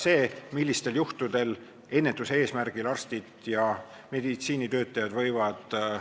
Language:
Estonian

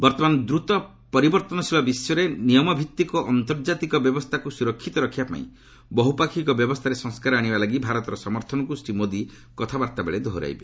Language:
Odia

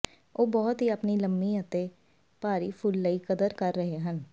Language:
Punjabi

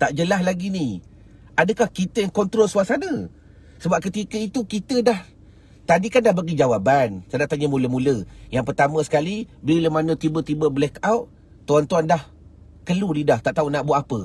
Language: Malay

